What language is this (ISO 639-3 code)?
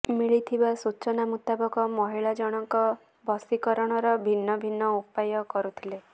ori